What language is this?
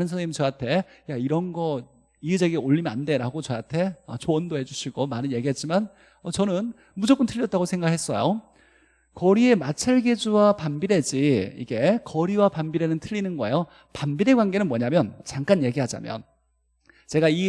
Korean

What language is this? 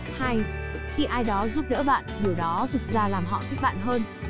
Vietnamese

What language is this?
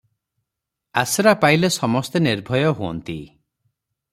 Odia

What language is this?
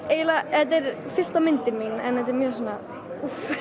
Icelandic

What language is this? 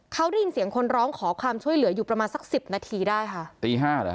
Thai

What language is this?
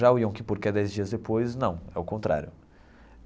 Portuguese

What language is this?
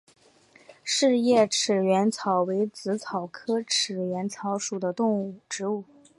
Chinese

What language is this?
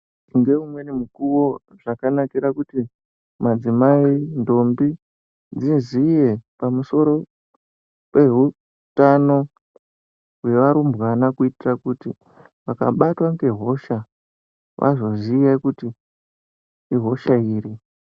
Ndau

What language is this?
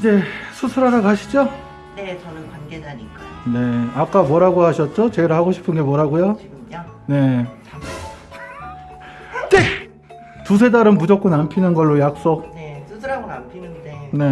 Korean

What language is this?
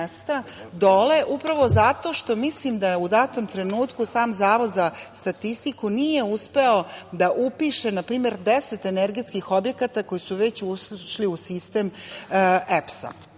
Serbian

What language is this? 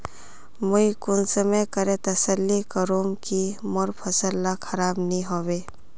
Magahi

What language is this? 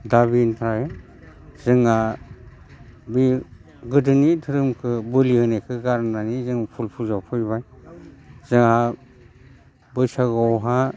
Bodo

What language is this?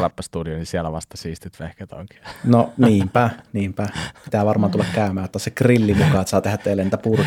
Finnish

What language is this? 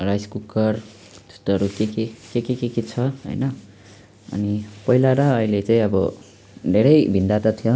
Nepali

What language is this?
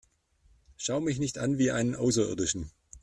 German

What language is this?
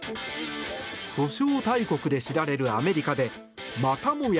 Japanese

